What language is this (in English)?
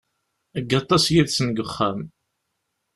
Kabyle